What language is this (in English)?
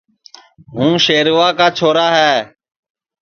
Sansi